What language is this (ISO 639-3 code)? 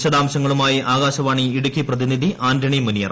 mal